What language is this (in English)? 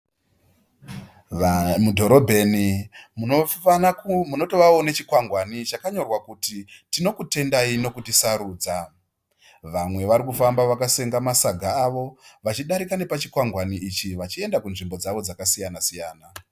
Shona